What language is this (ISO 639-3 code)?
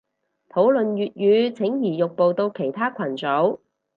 yue